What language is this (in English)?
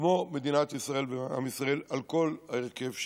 Hebrew